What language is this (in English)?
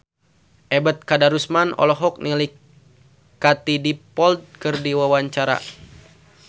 Sundanese